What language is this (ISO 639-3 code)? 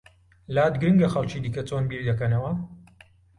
ckb